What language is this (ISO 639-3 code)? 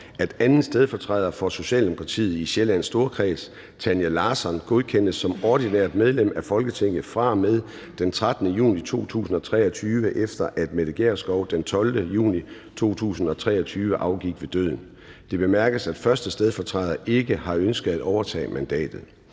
dan